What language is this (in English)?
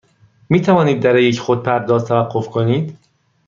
Persian